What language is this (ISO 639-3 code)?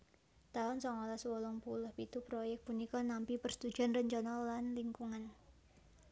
jav